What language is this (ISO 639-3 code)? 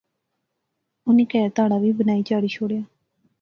phr